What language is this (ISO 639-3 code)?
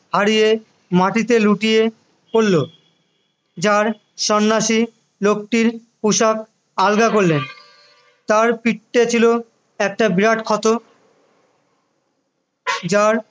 ben